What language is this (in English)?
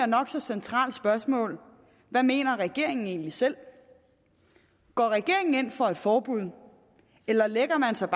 Danish